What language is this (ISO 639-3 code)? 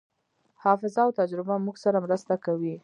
pus